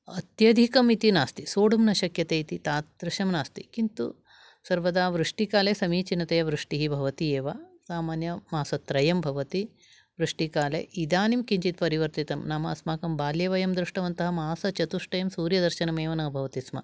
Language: Sanskrit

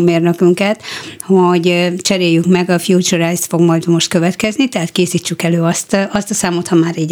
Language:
Hungarian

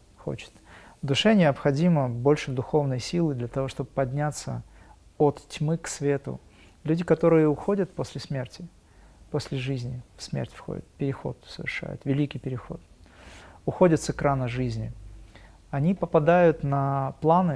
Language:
Russian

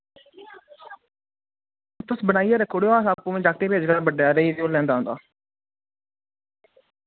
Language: Dogri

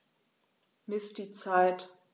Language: German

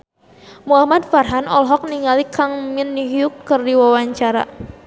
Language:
Sundanese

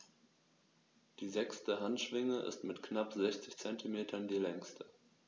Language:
German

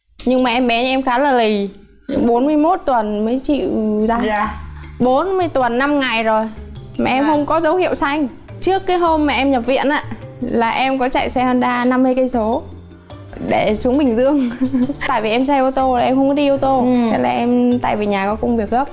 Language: Vietnamese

